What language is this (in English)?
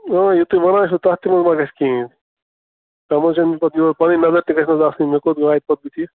Kashmiri